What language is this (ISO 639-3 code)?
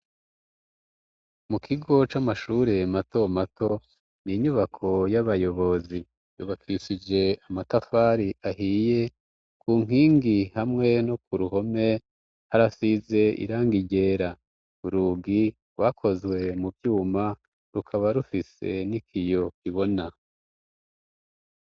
run